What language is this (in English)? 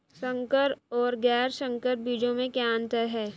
Hindi